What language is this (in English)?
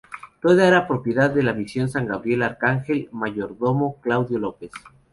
Spanish